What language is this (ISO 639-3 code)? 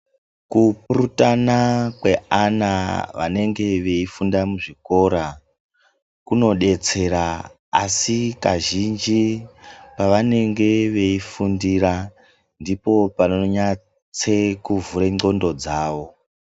ndc